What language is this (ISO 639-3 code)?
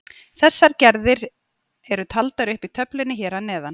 isl